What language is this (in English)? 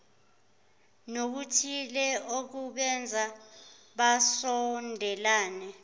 Zulu